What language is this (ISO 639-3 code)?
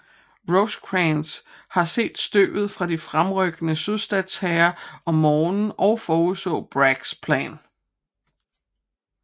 dan